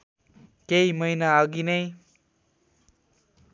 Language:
Nepali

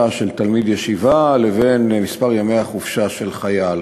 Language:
Hebrew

